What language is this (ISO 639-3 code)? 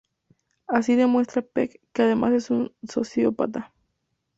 spa